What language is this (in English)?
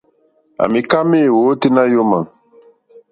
Mokpwe